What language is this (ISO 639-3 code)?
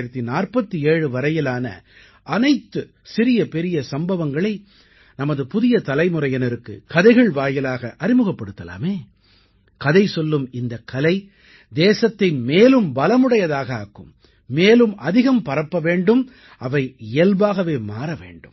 tam